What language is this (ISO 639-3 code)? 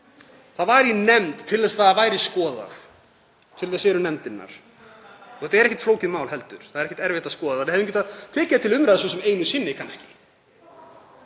isl